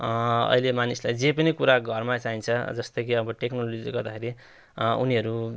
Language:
Nepali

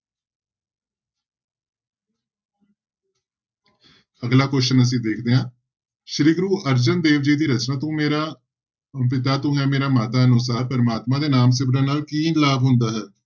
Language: Punjabi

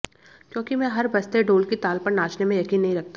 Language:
Hindi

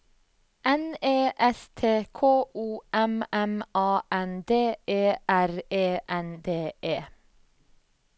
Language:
Norwegian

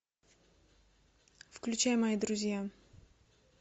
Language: Russian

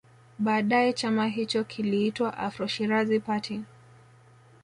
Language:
Swahili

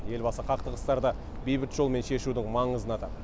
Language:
Kazakh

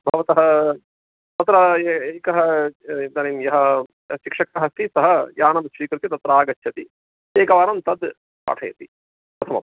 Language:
Sanskrit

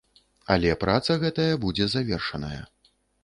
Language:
Belarusian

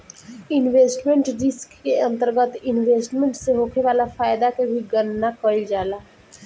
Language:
Bhojpuri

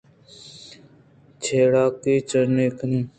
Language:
Eastern Balochi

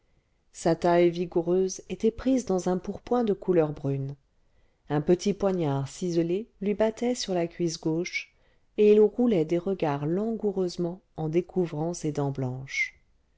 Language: French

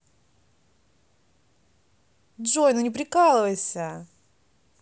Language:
Russian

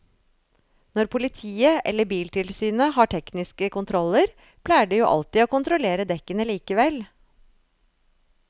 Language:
Norwegian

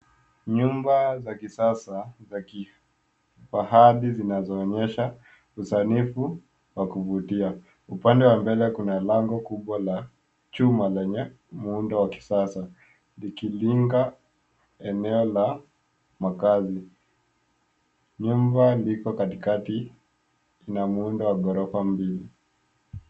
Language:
Swahili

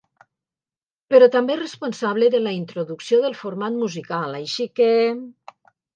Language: Catalan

